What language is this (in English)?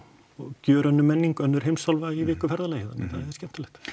Icelandic